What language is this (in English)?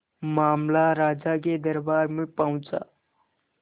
Hindi